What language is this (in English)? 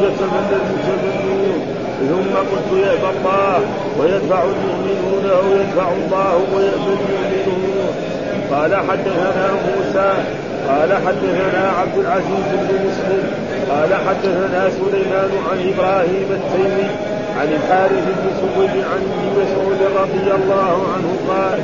Arabic